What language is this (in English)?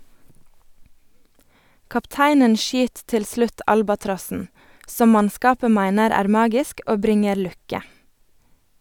Norwegian